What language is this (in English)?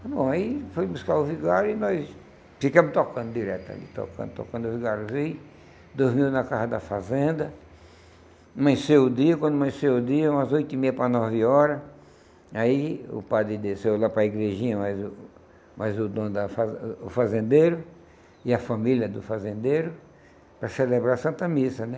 Portuguese